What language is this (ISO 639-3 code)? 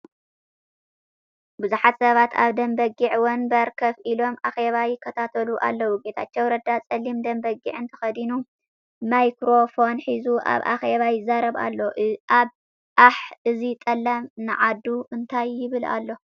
tir